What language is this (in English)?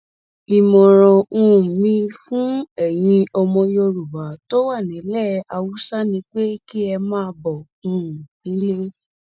Yoruba